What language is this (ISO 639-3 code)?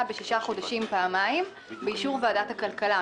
heb